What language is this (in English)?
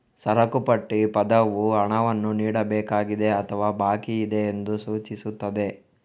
Kannada